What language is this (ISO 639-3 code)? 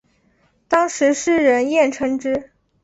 zho